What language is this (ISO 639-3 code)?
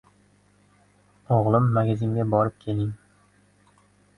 uzb